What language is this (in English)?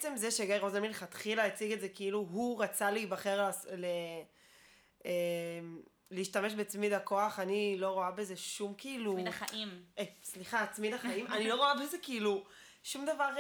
Hebrew